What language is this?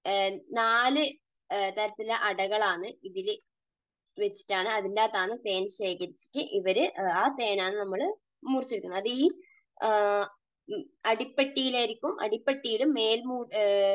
Malayalam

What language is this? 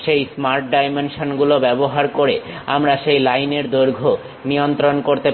Bangla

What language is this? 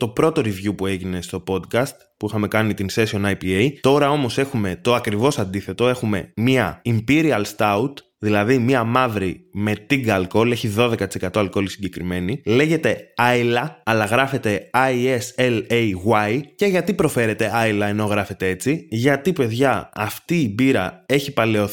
Greek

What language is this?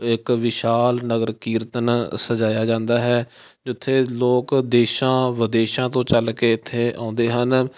Punjabi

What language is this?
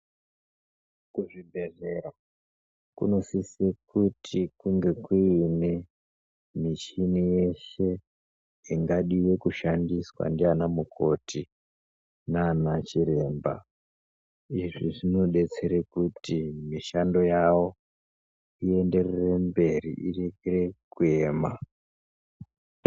Ndau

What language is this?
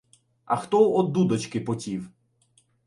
Ukrainian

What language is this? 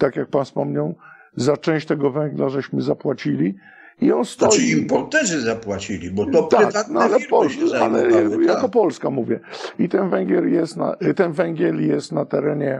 Polish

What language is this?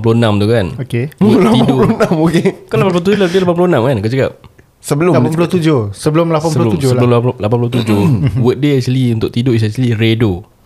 Malay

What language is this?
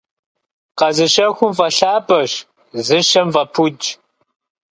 Kabardian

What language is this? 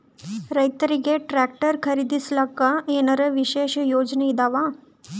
Kannada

